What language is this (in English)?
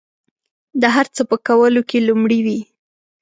Pashto